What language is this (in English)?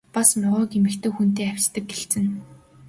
Mongolian